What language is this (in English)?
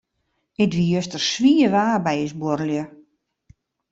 Western Frisian